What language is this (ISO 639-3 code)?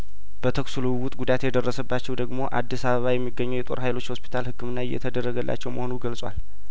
amh